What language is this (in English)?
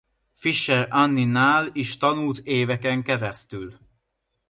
Hungarian